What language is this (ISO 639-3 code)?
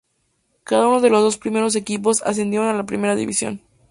spa